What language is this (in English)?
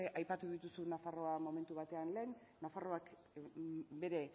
Basque